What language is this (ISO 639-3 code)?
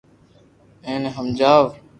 lrk